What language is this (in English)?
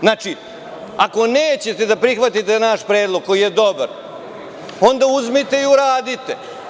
Serbian